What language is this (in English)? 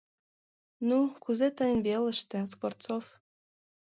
Mari